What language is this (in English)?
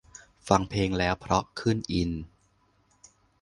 Thai